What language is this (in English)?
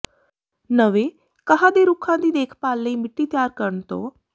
Punjabi